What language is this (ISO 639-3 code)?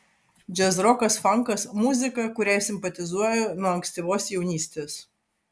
lit